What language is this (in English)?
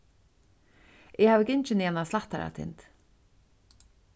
Faroese